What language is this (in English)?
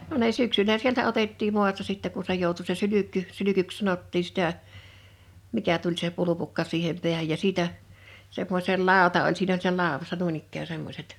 Finnish